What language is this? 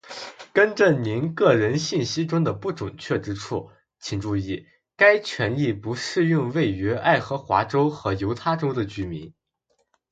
Chinese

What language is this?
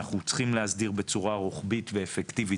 Hebrew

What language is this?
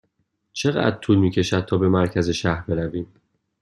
Persian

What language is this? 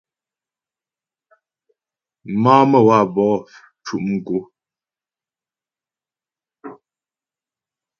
Ghomala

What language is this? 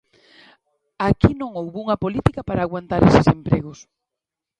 Galician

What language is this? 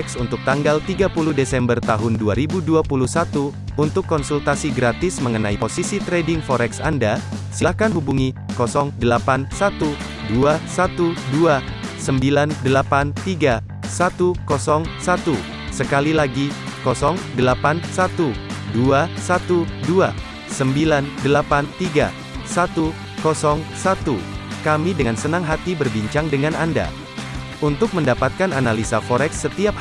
Indonesian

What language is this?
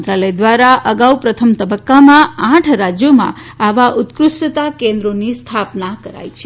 Gujarati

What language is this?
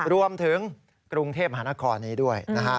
Thai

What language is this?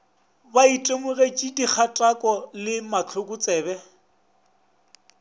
Northern Sotho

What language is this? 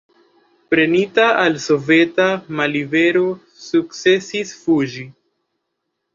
Esperanto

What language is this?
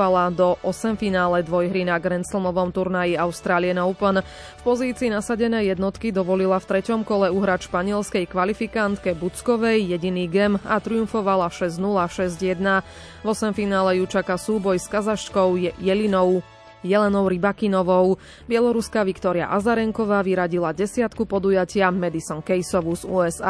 Slovak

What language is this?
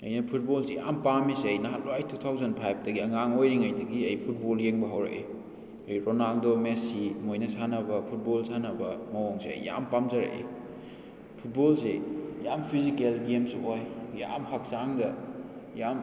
Manipuri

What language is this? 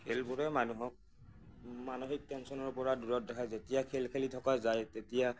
Assamese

